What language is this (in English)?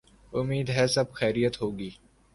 Urdu